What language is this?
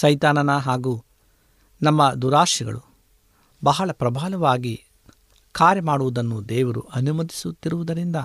Kannada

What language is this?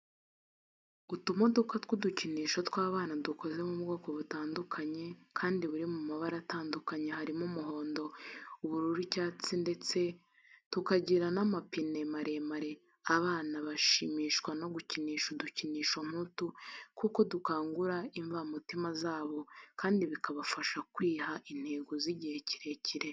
Kinyarwanda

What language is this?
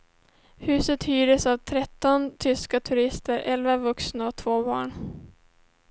Swedish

